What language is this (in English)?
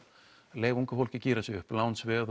Icelandic